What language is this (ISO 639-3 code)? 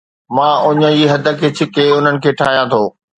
snd